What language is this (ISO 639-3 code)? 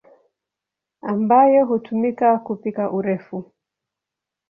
swa